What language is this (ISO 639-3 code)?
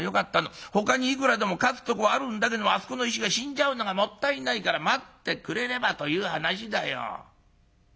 jpn